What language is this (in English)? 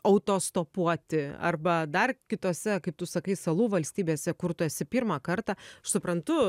Lithuanian